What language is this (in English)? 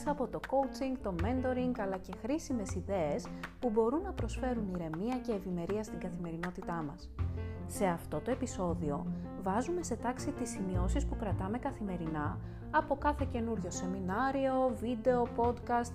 Greek